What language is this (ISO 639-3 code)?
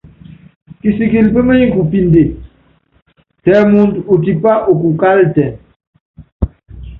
yav